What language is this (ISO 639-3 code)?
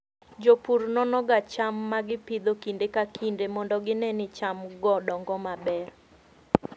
luo